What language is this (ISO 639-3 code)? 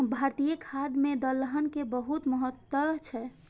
mai